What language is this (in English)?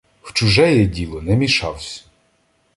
Ukrainian